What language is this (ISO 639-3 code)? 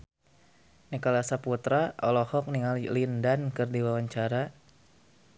sun